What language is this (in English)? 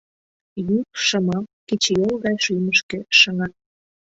Mari